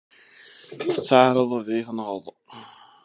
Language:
Kabyle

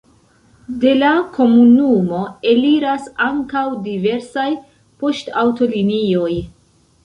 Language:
Esperanto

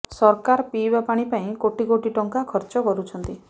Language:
Odia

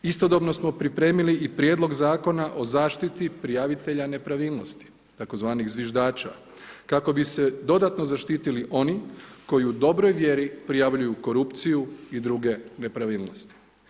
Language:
Croatian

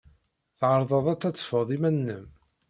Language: Kabyle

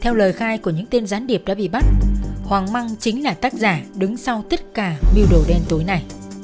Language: Vietnamese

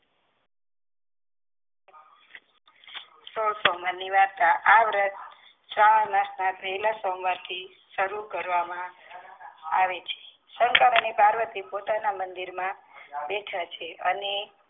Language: Gujarati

